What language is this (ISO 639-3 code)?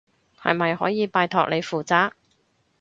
yue